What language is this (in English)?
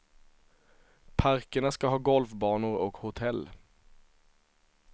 Swedish